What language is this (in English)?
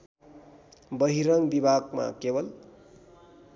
Nepali